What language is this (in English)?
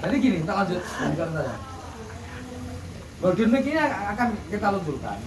Indonesian